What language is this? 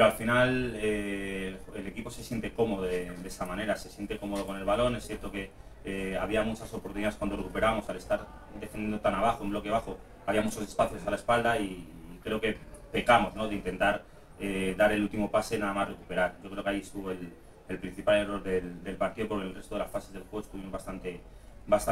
Spanish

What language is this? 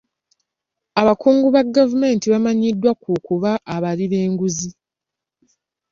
Ganda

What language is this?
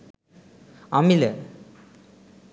Sinhala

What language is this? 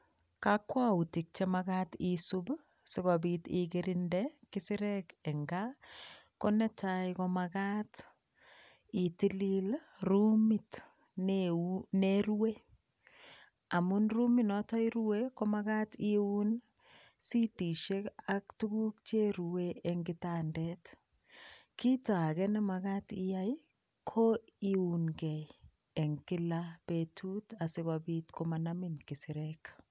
Kalenjin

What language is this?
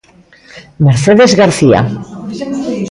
Galician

